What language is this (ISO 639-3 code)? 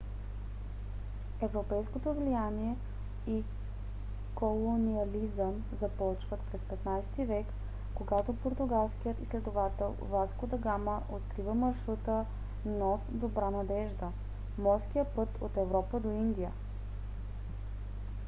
bul